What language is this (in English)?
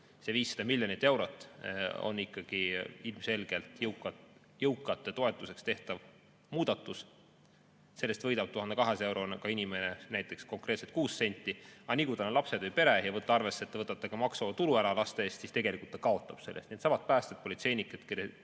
Estonian